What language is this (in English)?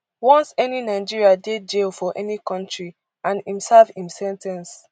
Nigerian Pidgin